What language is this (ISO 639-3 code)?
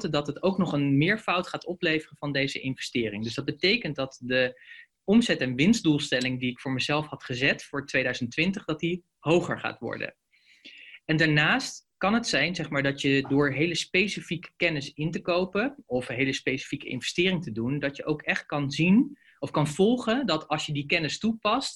nld